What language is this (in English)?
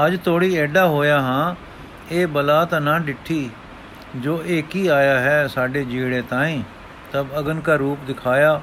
Punjabi